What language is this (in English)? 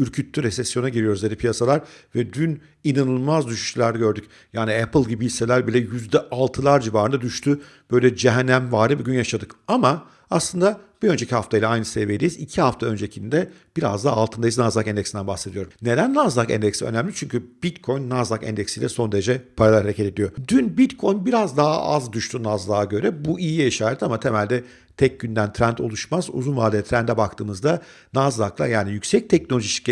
Turkish